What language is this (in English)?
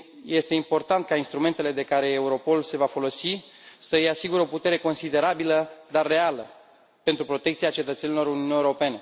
Romanian